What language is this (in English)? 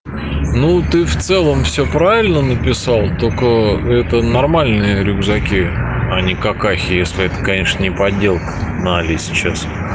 Russian